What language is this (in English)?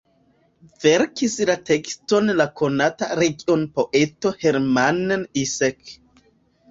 Esperanto